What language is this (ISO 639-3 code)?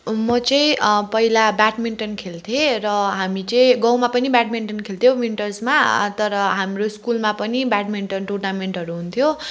nep